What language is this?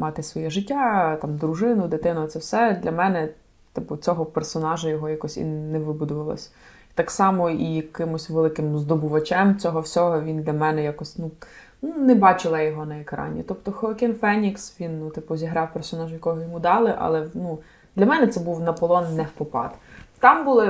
Ukrainian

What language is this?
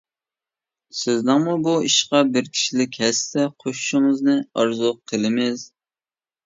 Uyghur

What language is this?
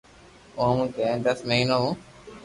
Loarki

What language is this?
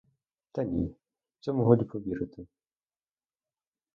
Ukrainian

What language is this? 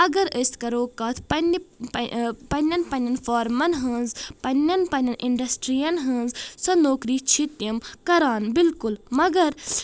Kashmiri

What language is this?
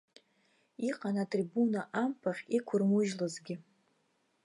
Abkhazian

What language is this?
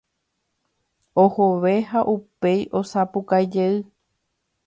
Guarani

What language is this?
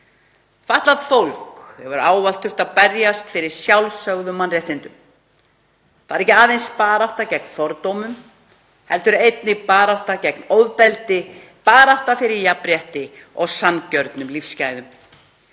Icelandic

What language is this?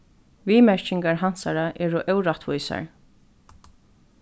Faroese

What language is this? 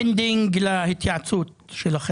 Hebrew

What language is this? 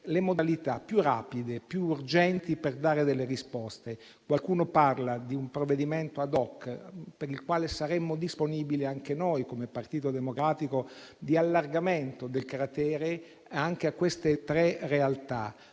Italian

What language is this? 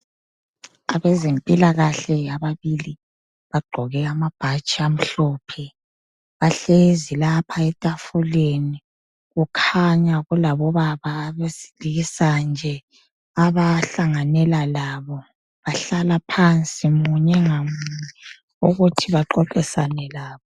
North Ndebele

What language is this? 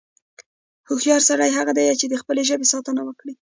Pashto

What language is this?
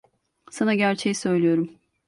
Turkish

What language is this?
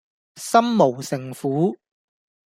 Cantonese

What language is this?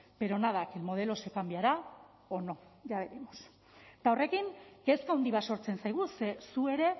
Basque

